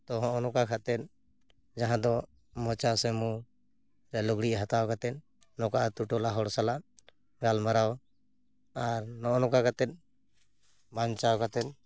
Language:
Santali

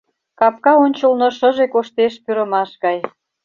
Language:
Mari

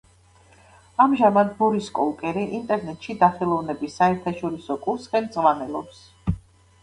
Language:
Georgian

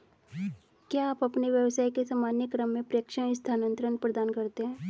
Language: Hindi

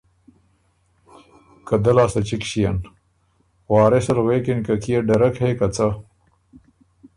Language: Ormuri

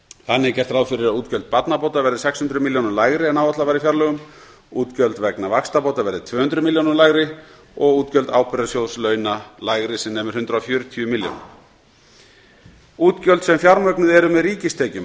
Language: Icelandic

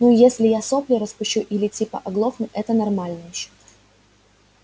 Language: Russian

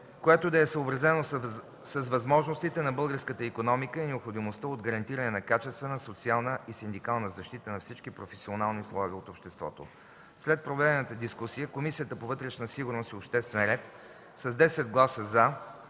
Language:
Bulgarian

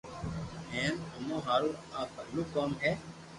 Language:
Loarki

